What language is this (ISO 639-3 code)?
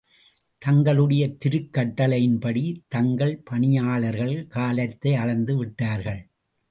tam